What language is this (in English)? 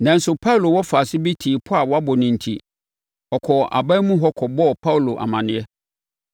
Akan